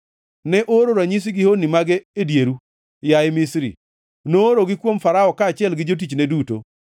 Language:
Luo (Kenya and Tanzania)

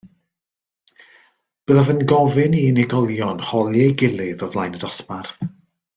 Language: Welsh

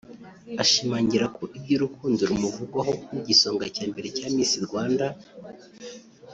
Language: Kinyarwanda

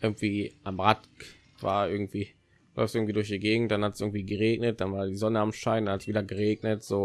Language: German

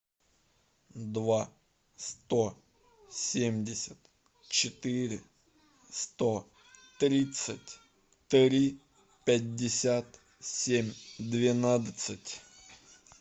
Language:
Russian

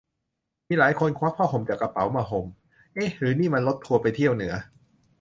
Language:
Thai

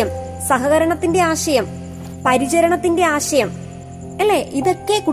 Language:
Malayalam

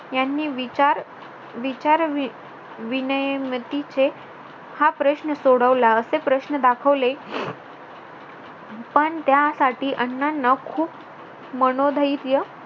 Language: Marathi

